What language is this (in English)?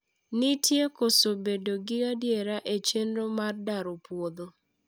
Luo (Kenya and Tanzania)